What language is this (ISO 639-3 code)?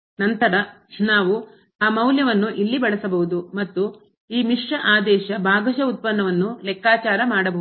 kan